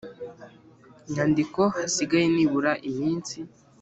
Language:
Kinyarwanda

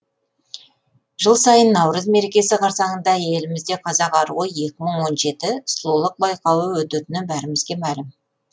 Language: Kazakh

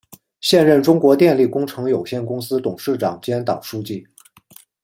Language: Chinese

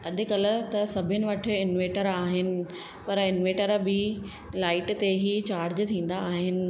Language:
Sindhi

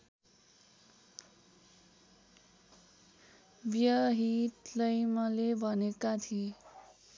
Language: Nepali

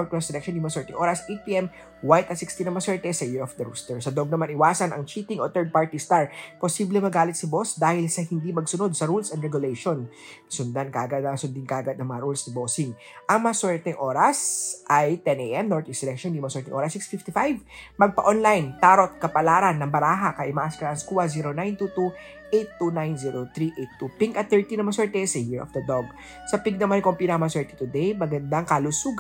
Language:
Filipino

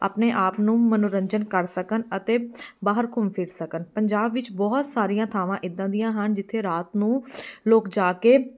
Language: Punjabi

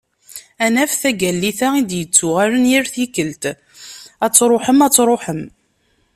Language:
Kabyle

